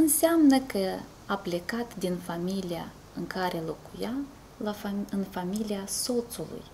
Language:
Romanian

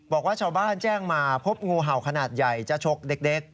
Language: Thai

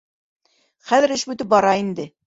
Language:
Bashkir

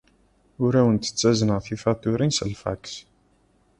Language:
Kabyle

